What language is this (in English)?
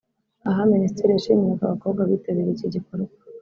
Kinyarwanda